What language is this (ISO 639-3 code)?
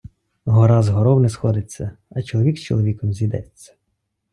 ukr